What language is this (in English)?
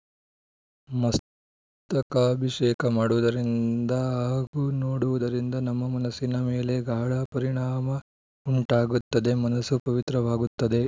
Kannada